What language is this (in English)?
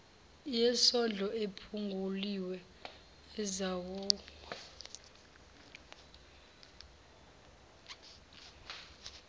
Zulu